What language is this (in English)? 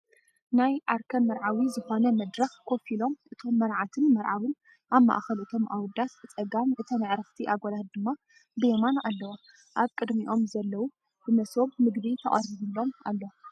Tigrinya